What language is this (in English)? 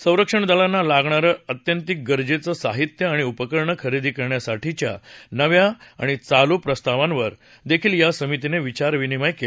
Marathi